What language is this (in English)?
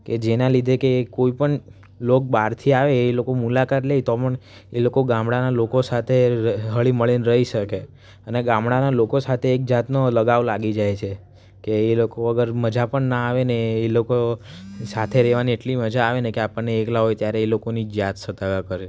Gujarati